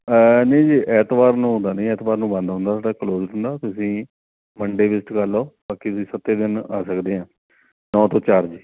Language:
Punjabi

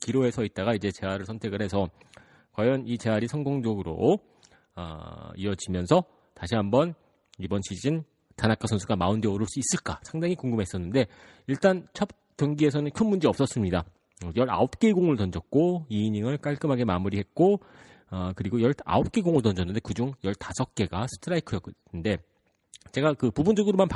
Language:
Korean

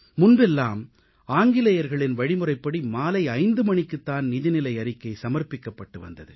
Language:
Tamil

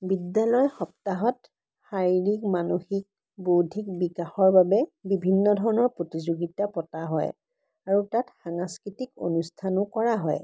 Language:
Assamese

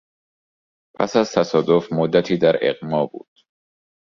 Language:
Persian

